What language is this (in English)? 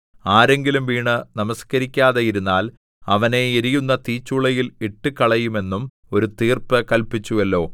Malayalam